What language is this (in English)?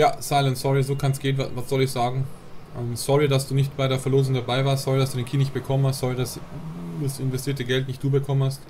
German